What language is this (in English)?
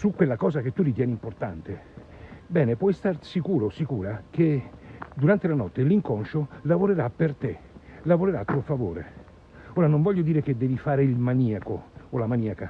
Italian